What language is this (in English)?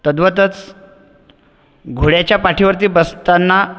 Marathi